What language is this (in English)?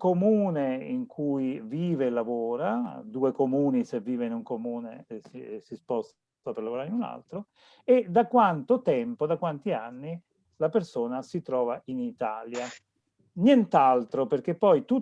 Italian